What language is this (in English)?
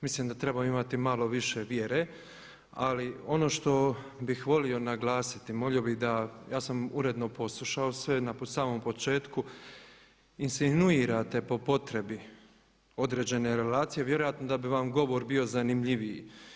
Croatian